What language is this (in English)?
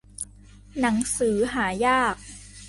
Thai